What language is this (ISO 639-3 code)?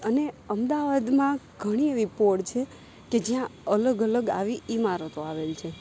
guj